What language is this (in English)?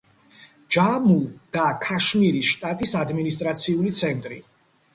Georgian